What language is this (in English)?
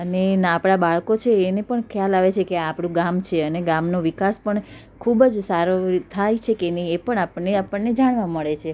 Gujarati